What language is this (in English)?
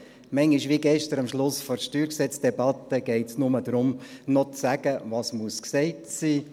Swiss German